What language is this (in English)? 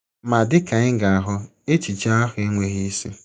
Igbo